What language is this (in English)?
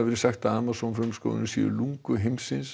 Icelandic